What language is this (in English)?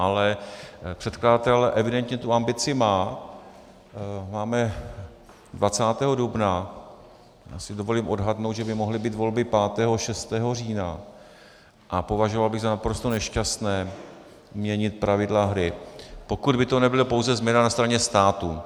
Czech